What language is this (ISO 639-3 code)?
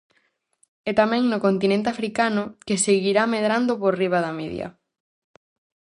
glg